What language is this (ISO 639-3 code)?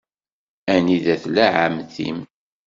kab